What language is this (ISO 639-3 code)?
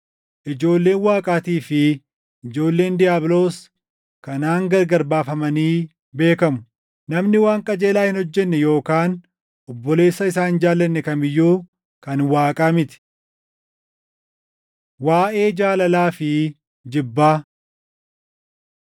orm